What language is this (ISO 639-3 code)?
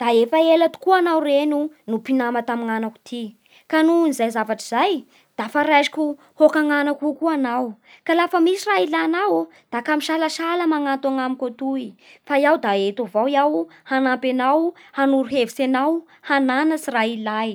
bhr